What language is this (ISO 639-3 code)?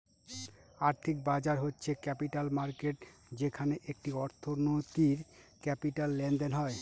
ben